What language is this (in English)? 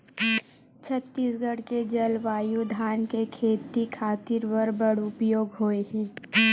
Chhattisgarhi